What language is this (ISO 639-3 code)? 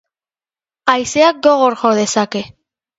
eus